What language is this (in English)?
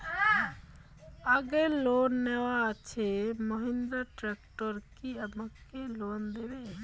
Bangla